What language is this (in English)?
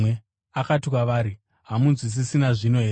Shona